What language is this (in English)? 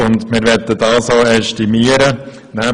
Swiss German